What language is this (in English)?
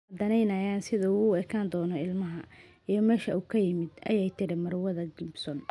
Somali